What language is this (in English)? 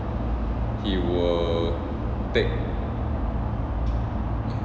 English